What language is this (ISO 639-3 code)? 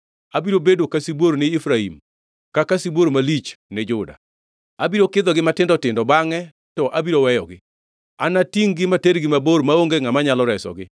luo